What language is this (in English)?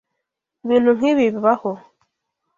Kinyarwanda